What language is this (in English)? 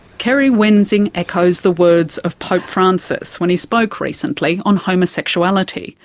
English